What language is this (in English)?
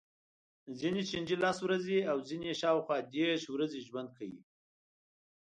Pashto